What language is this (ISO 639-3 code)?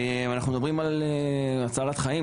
heb